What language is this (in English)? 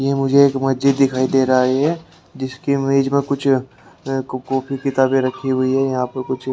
Hindi